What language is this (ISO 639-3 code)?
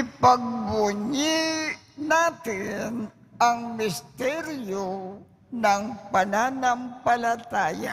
fil